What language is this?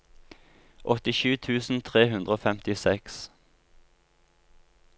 Norwegian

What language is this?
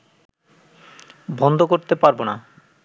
Bangla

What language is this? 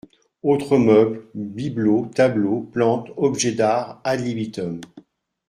French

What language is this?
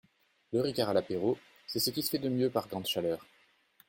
French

